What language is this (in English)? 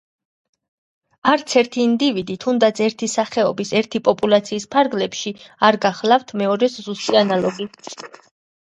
Georgian